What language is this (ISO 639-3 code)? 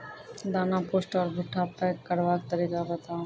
mai